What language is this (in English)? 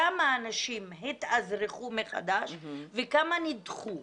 Hebrew